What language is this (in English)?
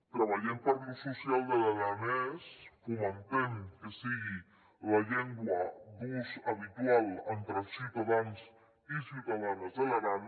Catalan